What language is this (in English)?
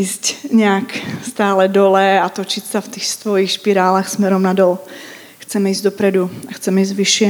Czech